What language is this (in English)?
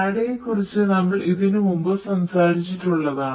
Malayalam